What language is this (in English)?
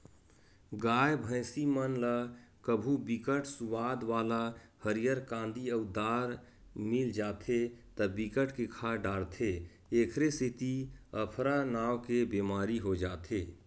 Chhattisgarhi